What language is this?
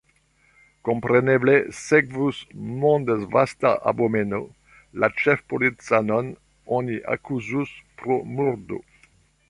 Esperanto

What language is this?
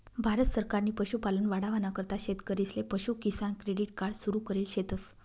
Marathi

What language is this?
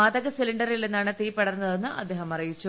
Malayalam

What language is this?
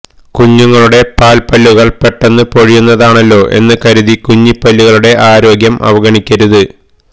Malayalam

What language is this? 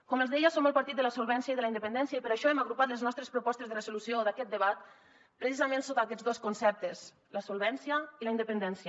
Catalan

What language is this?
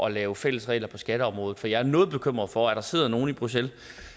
Danish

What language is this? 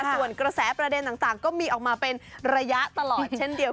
Thai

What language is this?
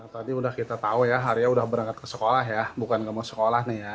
Indonesian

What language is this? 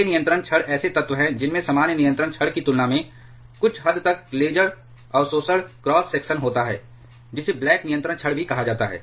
Hindi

